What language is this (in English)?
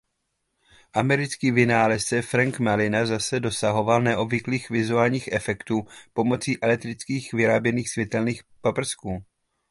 Czech